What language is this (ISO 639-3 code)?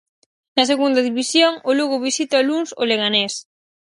glg